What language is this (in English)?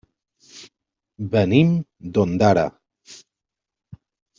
Catalan